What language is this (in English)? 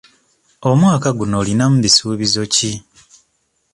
Ganda